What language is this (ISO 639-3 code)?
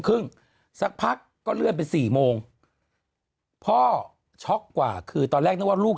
tha